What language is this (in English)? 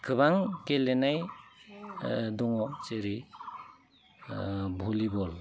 Bodo